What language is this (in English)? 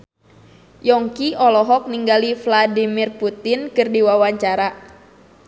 Sundanese